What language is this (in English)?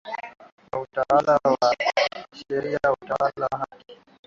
Swahili